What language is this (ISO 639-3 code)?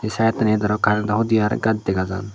ccp